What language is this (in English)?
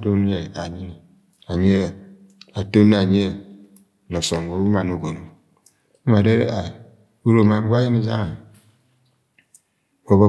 Agwagwune